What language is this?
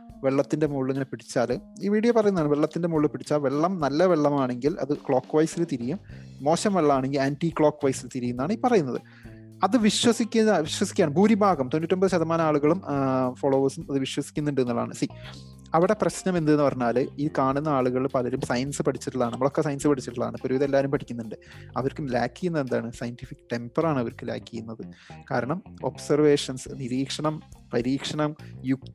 Malayalam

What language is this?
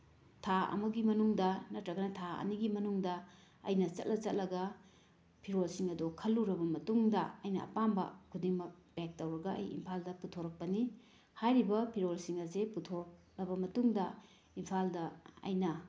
Manipuri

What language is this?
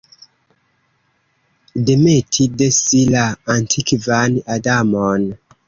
Esperanto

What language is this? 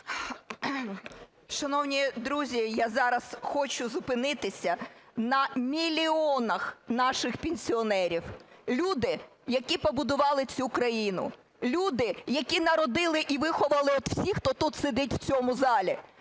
Ukrainian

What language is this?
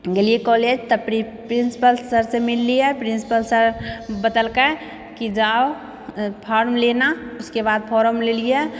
Maithili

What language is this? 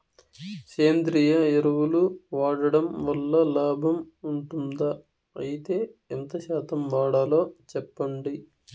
Telugu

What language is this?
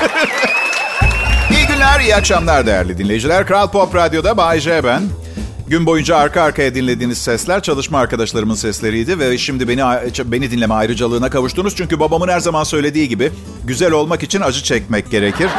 Turkish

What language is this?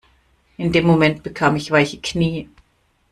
German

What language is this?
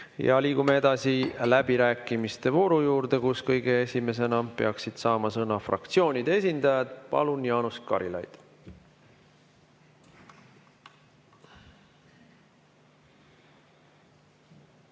Estonian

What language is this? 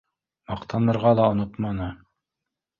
Bashkir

